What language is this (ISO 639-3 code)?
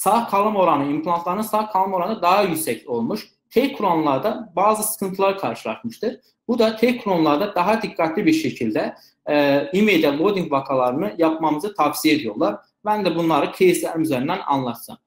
tur